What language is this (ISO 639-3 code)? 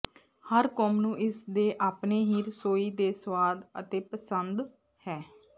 pan